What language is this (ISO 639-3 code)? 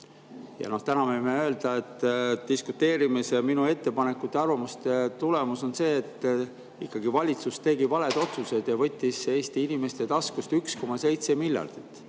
est